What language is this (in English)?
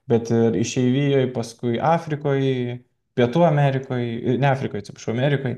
Lithuanian